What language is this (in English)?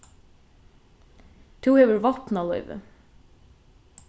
Faroese